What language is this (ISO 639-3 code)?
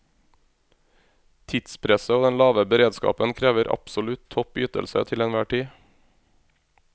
nor